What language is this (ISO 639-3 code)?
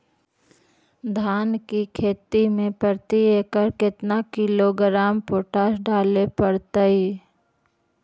mag